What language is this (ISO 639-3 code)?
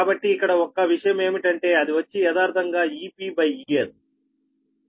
tel